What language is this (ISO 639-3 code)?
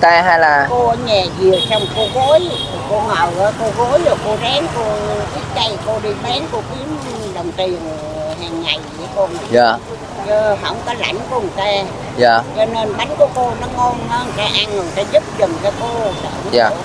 vie